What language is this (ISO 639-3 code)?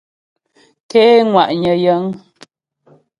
bbj